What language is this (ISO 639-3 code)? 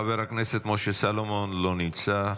heb